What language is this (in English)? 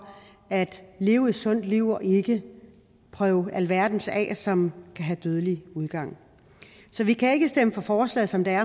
Danish